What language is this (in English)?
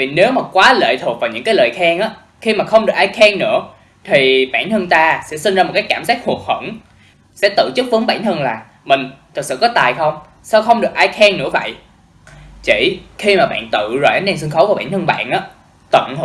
Vietnamese